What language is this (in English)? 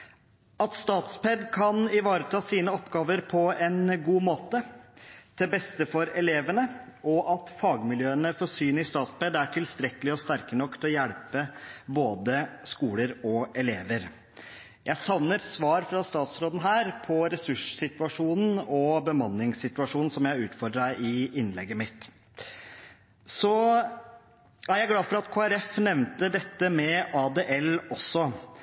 Norwegian Bokmål